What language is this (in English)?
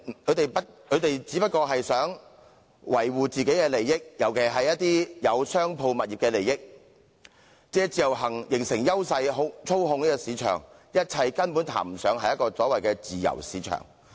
Cantonese